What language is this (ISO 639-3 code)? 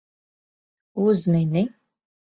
lav